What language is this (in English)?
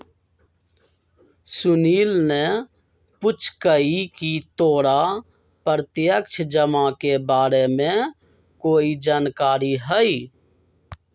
Magahi